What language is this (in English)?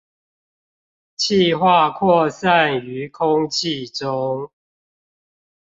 Chinese